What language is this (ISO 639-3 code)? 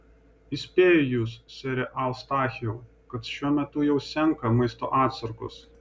lit